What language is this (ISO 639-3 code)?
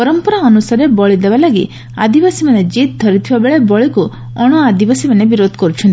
ori